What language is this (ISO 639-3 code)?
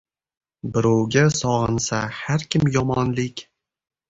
uzb